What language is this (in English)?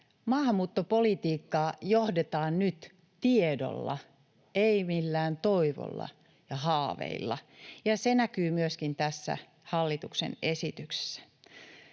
Finnish